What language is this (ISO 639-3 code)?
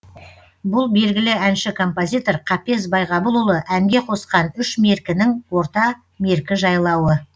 kaz